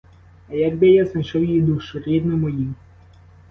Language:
Ukrainian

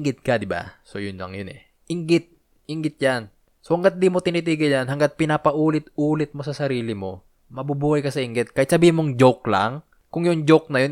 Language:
Filipino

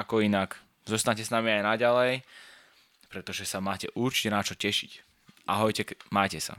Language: Slovak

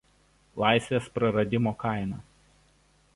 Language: Lithuanian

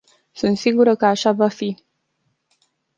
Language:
Romanian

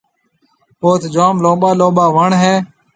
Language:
Marwari (Pakistan)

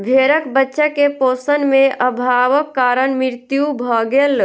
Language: Maithili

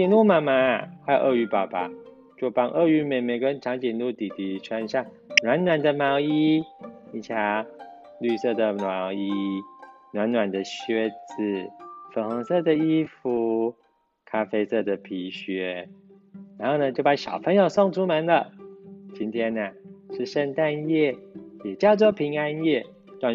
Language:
Chinese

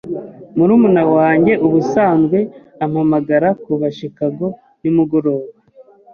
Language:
Kinyarwanda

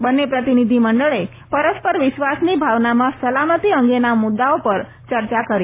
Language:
Gujarati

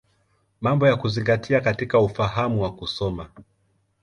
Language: Swahili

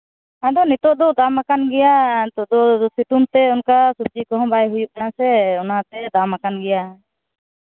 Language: Santali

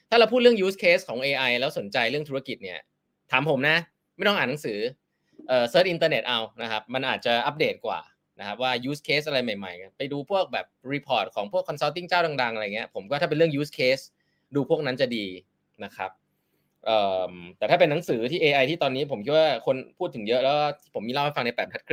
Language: Thai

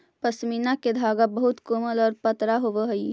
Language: Magahi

